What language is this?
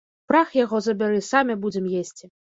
Belarusian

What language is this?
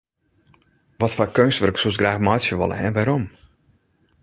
Western Frisian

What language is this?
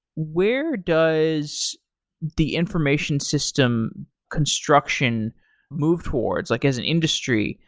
English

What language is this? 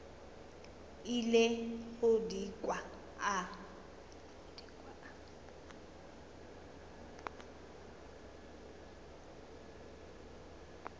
Northern Sotho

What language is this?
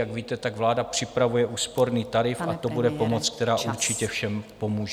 Czech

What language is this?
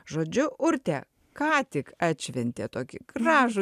Lithuanian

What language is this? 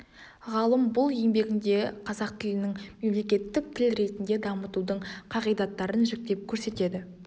Kazakh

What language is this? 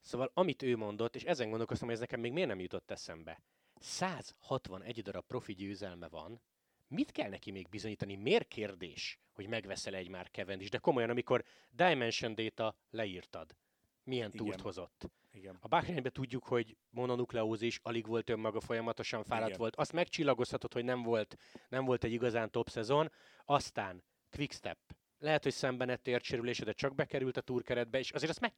Hungarian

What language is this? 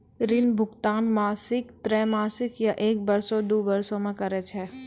Maithili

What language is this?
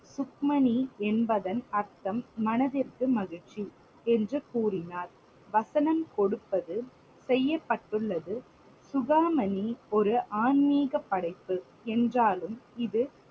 Tamil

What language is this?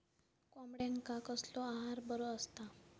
Marathi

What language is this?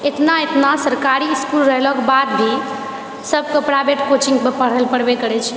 Maithili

